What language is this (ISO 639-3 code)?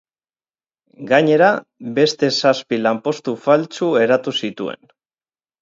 eus